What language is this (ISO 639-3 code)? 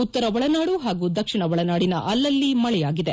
kan